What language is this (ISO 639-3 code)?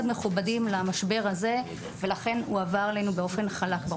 heb